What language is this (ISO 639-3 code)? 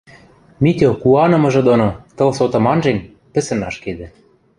mrj